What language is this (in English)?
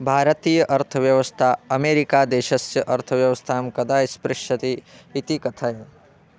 Sanskrit